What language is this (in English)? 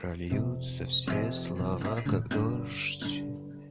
Russian